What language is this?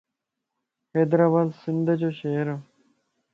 Lasi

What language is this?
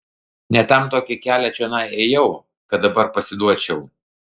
Lithuanian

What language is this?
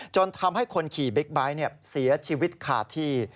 Thai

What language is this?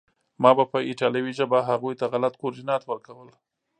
Pashto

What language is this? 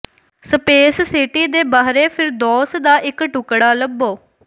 Punjabi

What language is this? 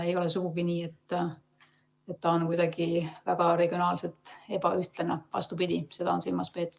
Estonian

